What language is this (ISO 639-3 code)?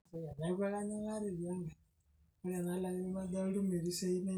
mas